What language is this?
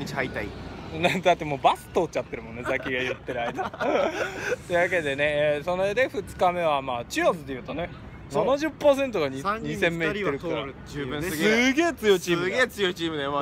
Japanese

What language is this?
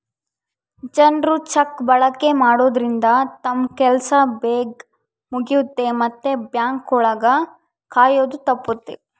Kannada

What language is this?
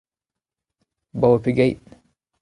Breton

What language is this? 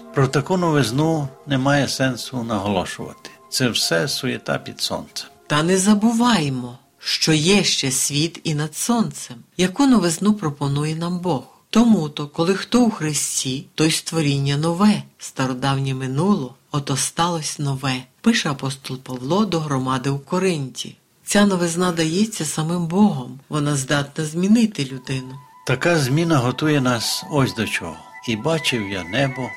Ukrainian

